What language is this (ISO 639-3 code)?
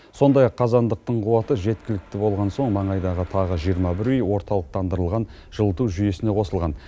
kaz